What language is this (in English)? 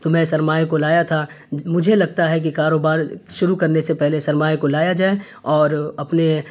Urdu